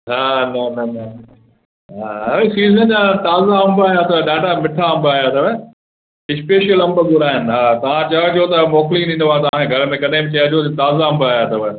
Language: Sindhi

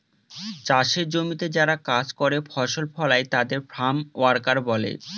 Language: Bangla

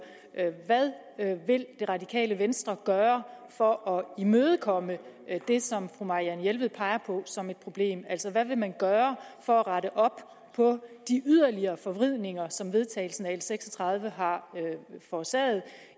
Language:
Danish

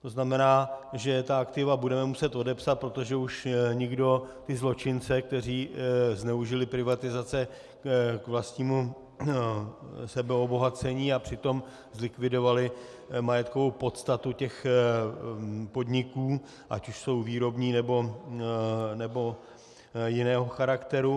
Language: Czech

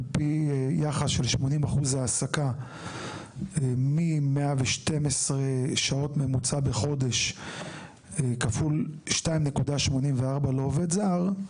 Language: Hebrew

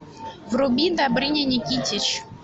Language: Russian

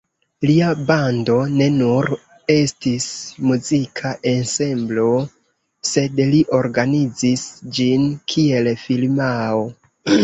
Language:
Esperanto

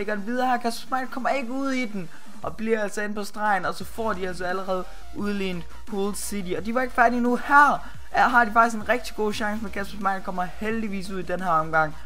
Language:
Danish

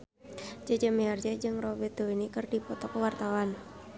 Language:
Sundanese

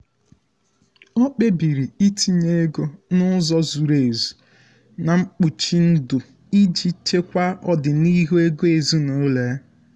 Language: Igbo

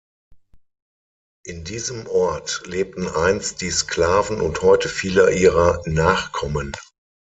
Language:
German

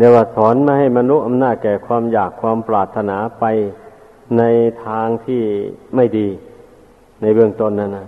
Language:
Thai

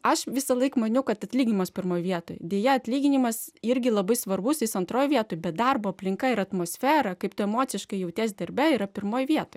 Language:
Lithuanian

